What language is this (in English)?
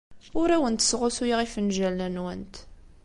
Kabyle